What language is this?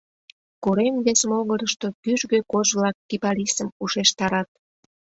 Mari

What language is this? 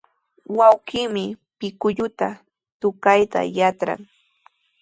Sihuas Ancash Quechua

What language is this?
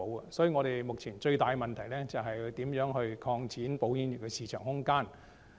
Cantonese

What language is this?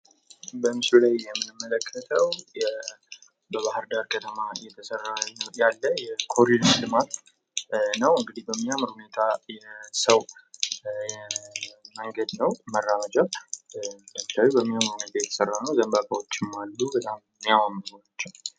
Amharic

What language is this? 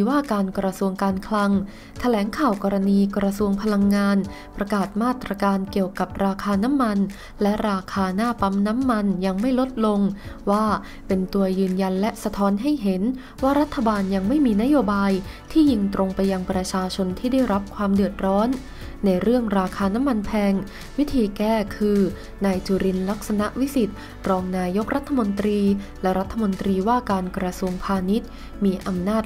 Thai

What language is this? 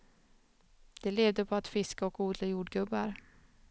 Swedish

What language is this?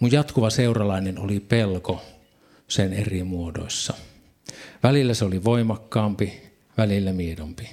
Finnish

